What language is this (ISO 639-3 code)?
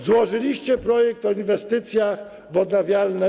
pol